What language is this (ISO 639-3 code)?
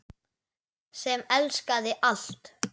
isl